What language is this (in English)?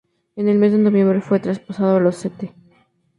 Spanish